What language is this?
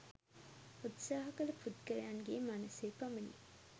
Sinhala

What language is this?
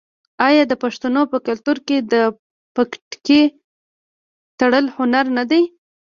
Pashto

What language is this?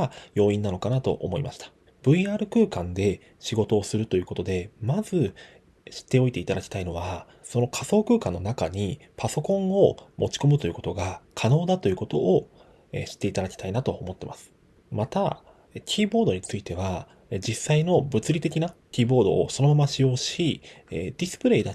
Japanese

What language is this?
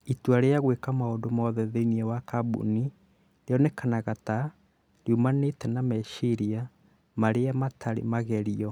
Kikuyu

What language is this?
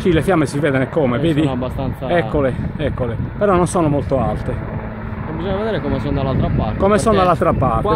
Italian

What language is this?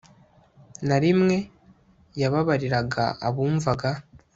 Kinyarwanda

